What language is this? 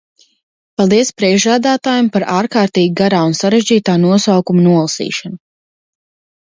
Latvian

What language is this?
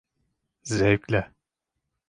Turkish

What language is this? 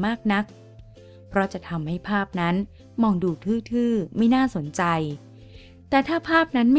Thai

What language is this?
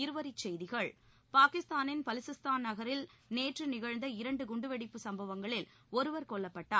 Tamil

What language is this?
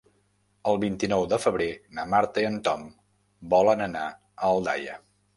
Catalan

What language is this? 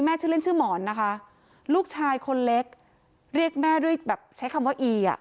Thai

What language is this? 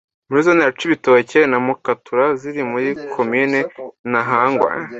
Kinyarwanda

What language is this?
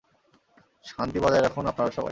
Bangla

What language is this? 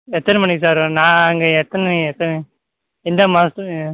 Tamil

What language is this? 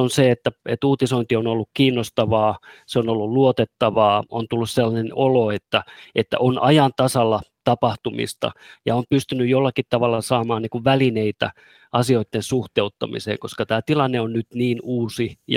Finnish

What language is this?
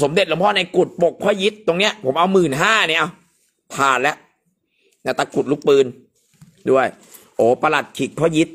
Thai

